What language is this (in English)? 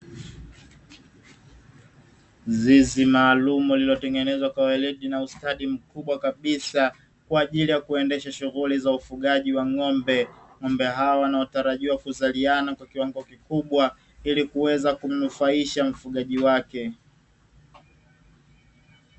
Swahili